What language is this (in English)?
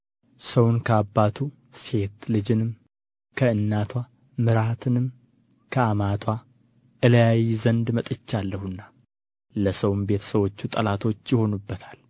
Amharic